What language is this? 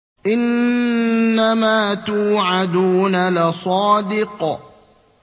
Arabic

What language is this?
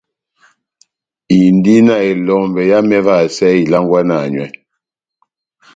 Batanga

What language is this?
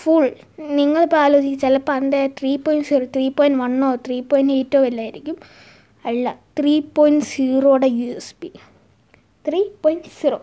Malayalam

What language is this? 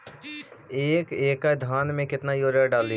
Magahi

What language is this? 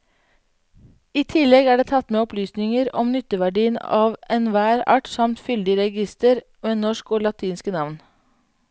Norwegian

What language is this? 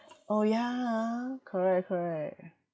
English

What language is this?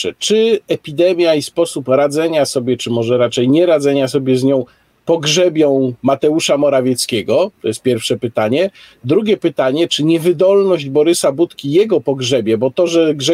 Polish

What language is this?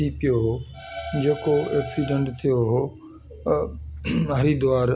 Sindhi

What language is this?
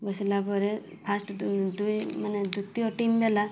Odia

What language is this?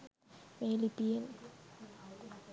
Sinhala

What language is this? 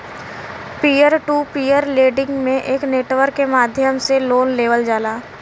Bhojpuri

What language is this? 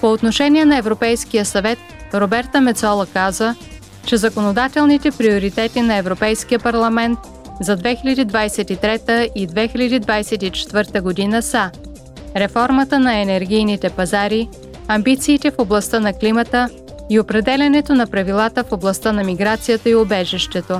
Bulgarian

